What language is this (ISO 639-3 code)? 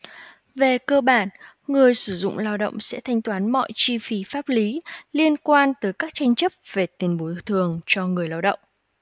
vie